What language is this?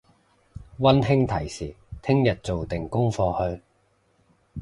Cantonese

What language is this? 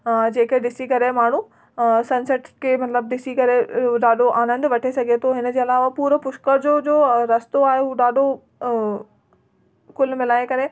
Sindhi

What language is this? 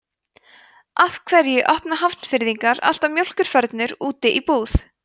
Icelandic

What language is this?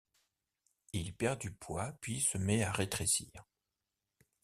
French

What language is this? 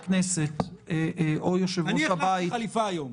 Hebrew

